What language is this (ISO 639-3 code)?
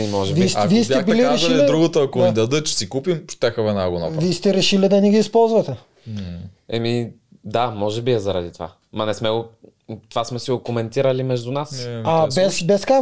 bul